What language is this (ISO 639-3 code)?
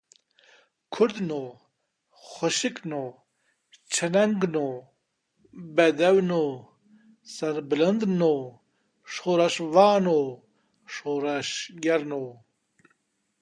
kur